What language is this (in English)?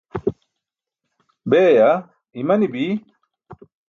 Burushaski